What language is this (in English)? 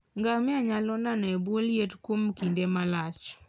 Luo (Kenya and Tanzania)